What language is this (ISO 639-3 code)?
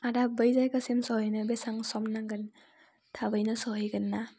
brx